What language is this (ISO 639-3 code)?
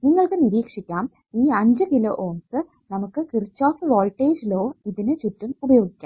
mal